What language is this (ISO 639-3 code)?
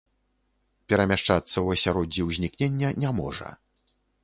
bel